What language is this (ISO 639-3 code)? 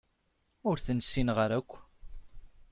kab